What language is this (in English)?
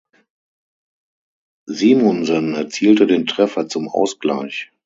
German